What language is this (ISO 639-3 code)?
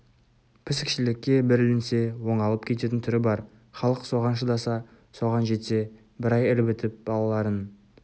kaz